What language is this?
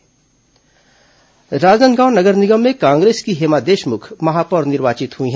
Hindi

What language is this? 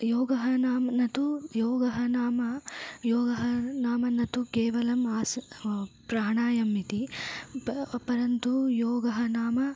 Sanskrit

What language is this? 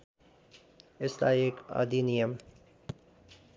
Nepali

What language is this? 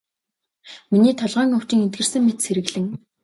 Mongolian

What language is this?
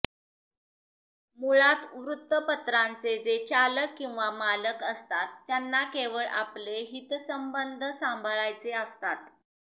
Marathi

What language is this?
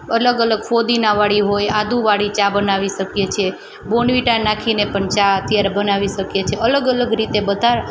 Gujarati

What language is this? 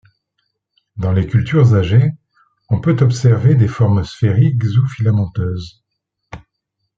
French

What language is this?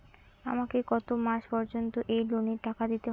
Bangla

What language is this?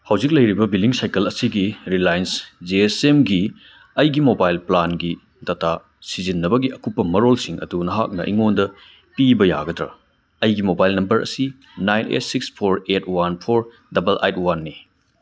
Manipuri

